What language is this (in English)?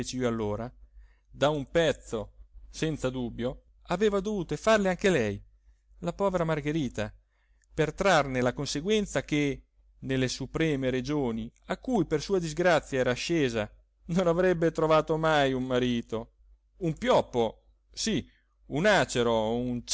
Italian